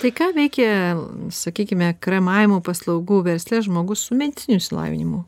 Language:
Lithuanian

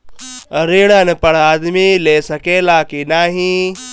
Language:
Bhojpuri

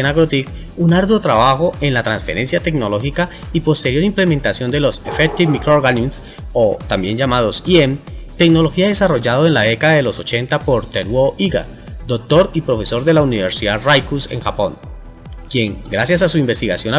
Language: Spanish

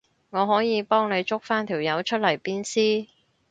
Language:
Cantonese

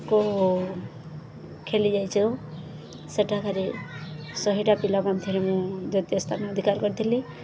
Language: Odia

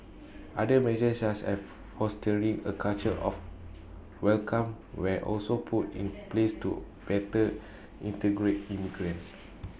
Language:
English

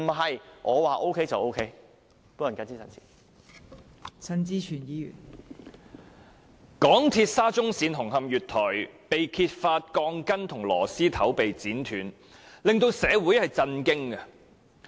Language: Cantonese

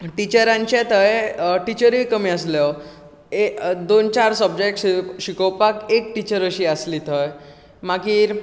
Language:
Konkani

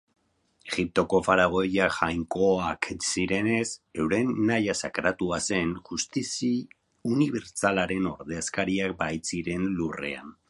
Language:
Basque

